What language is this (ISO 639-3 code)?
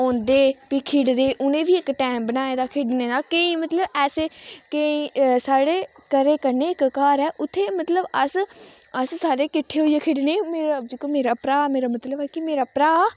doi